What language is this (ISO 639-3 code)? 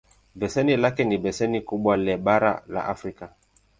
swa